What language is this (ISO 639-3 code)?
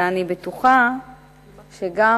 heb